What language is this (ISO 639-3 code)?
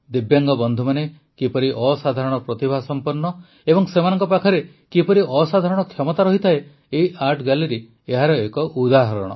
ori